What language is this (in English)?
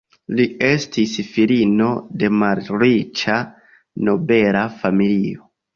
Esperanto